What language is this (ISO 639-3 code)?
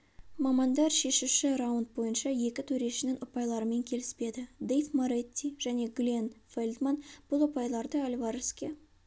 kaz